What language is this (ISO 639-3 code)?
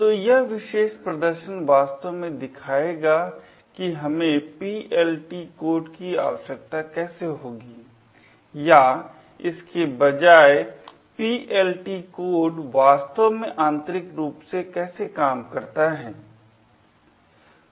hin